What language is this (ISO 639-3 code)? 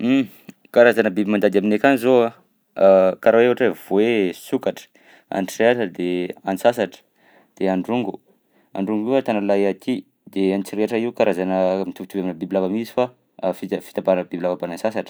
bzc